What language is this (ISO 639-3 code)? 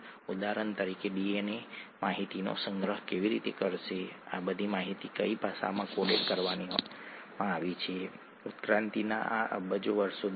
guj